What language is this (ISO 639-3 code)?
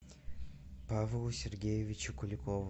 rus